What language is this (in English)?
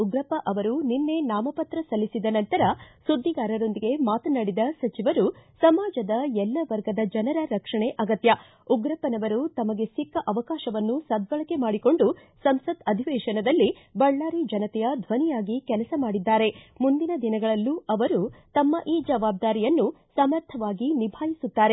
Kannada